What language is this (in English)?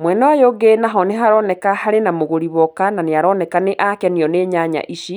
Kikuyu